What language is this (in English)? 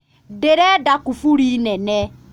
Kikuyu